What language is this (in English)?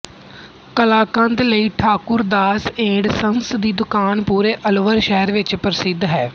Punjabi